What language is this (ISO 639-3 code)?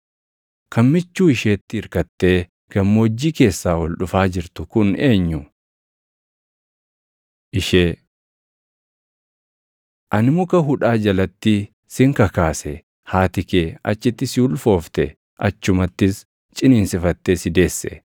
orm